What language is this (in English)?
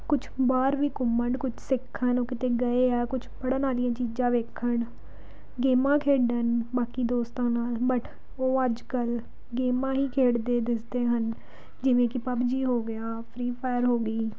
Punjabi